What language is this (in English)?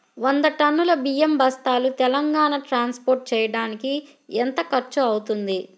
Telugu